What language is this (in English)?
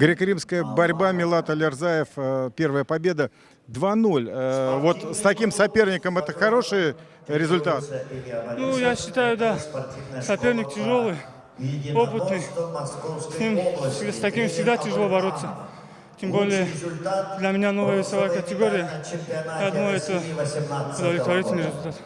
Russian